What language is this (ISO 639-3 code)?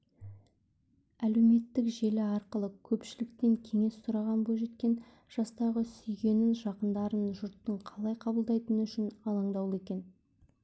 kaz